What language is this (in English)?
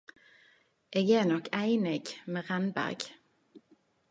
Norwegian Nynorsk